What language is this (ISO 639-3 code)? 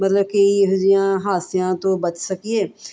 pan